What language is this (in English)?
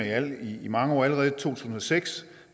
Danish